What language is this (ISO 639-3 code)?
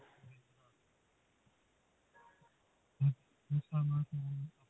pan